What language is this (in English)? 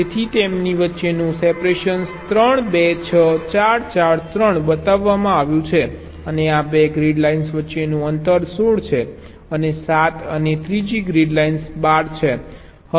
Gujarati